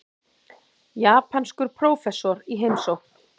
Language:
Icelandic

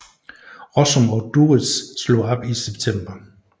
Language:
Danish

